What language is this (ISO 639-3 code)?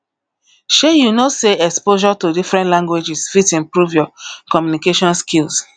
pcm